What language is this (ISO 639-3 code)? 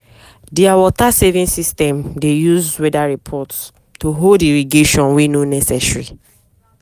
pcm